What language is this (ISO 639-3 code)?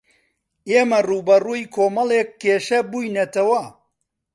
ckb